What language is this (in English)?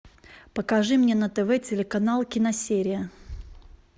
Russian